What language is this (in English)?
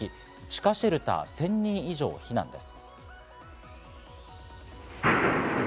Japanese